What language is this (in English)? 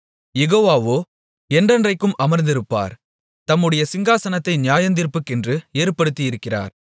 Tamil